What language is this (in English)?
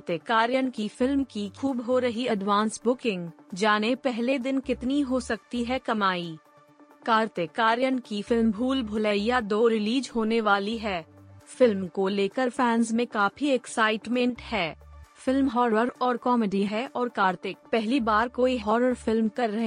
Hindi